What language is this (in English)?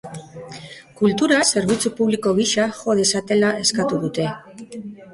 Basque